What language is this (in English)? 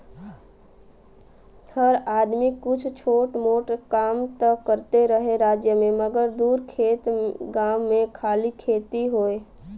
Bhojpuri